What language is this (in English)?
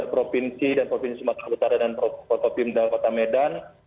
Indonesian